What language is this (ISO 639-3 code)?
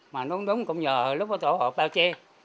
vie